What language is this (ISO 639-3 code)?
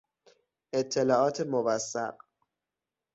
fas